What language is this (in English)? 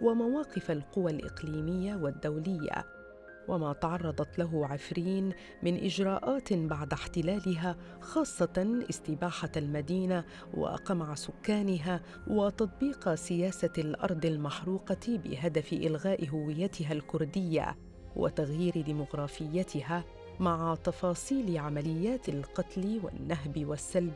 Arabic